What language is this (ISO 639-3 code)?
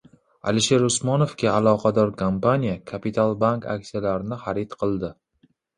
uzb